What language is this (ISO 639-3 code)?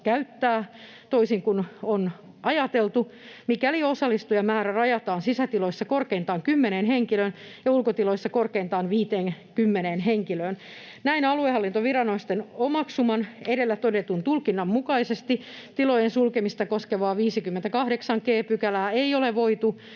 fin